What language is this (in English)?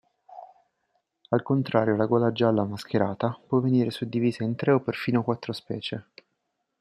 Italian